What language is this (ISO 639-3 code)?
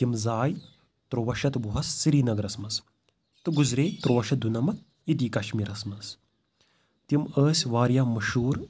kas